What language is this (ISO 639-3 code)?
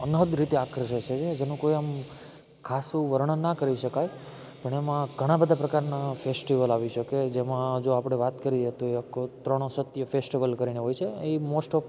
guj